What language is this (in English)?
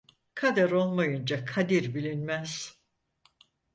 Turkish